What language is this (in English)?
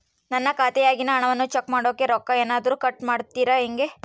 Kannada